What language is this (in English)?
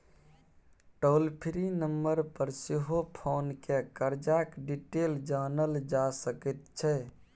Maithili